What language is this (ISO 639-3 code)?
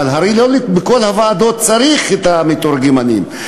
heb